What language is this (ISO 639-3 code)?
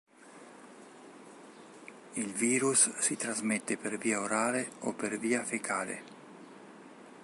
ita